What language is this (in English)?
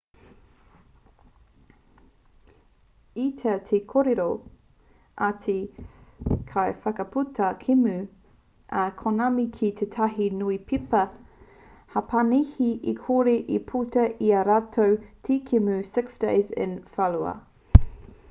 Māori